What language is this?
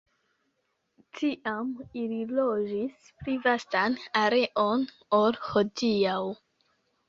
Esperanto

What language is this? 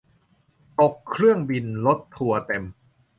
Thai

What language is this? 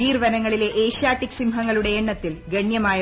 Malayalam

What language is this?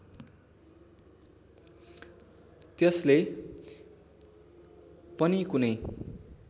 Nepali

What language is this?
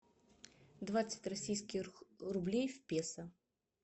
Russian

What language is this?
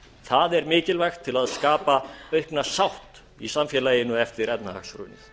Icelandic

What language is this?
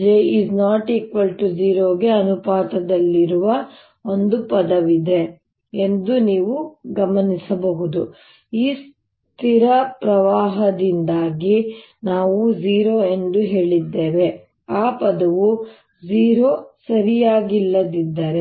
Kannada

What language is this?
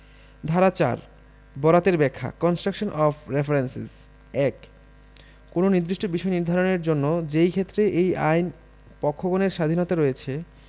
Bangla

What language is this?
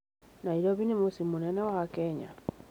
Kikuyu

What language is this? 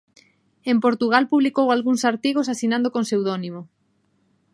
Galician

